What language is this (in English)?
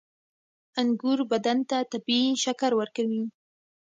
Pashto